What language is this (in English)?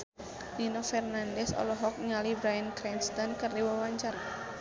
Sundanese